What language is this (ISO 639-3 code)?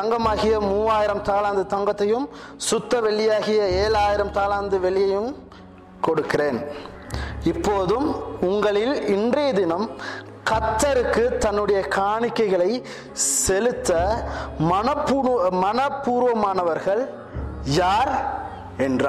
tam